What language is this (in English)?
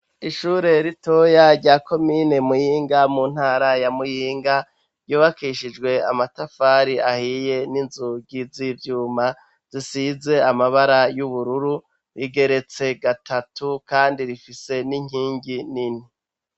Rundi